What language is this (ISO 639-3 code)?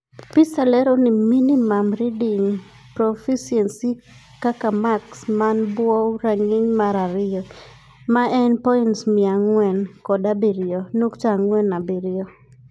luo